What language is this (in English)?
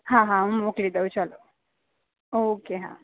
Gujarati